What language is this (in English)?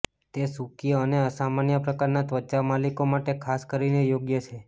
Gujarati